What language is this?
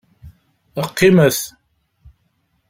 Kabyle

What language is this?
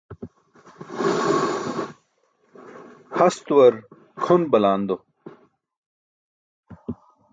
Burushaski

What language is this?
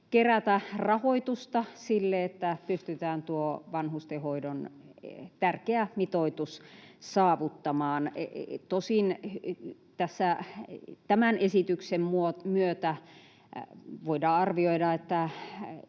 Finnish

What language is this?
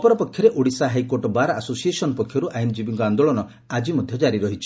Odia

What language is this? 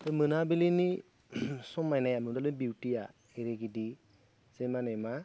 Bodo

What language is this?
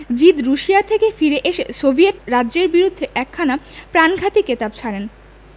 Bangla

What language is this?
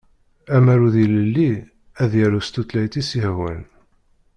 Kabyle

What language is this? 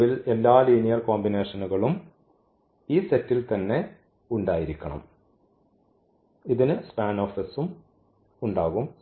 Malayalam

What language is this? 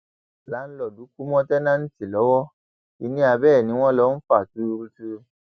Yoruba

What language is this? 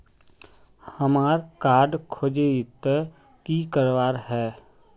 Magahi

